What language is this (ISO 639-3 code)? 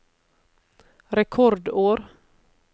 nor